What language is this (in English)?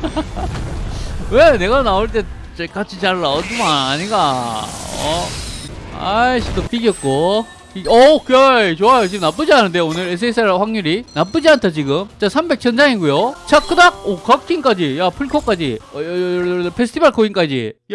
Korean